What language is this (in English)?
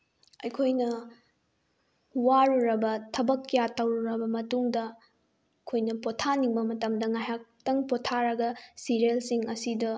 Manipuri